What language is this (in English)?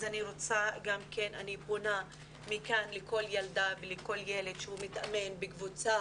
Hebrew